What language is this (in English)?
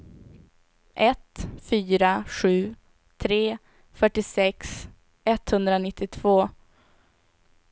Swedish